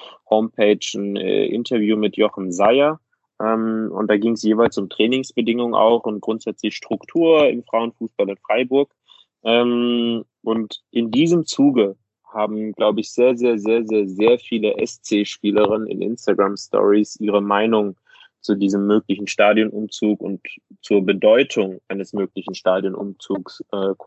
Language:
German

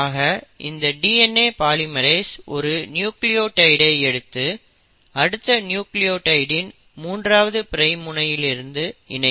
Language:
Tamil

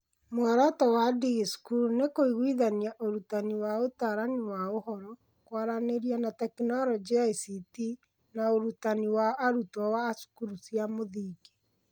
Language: Kikuyu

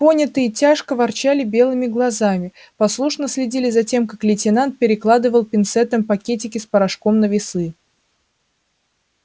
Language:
Russian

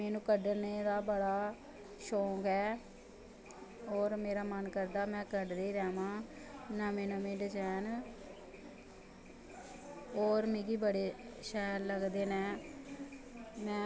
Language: Dogri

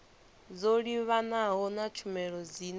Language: Venda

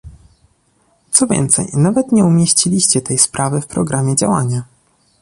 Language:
Polish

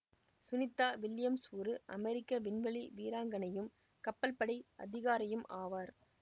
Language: Tamil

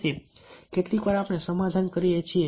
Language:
Gujarati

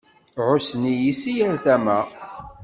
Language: Kabyle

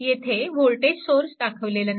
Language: Marathi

